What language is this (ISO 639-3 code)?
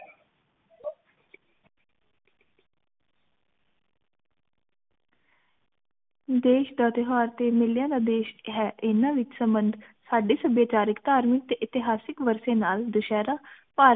pan